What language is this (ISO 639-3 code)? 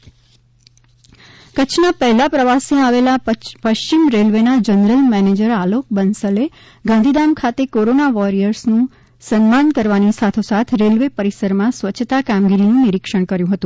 guj